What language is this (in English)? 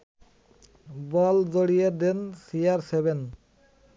Bangla